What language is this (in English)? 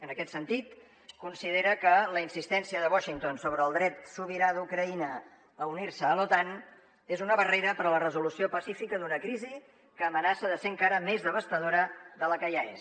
Catalan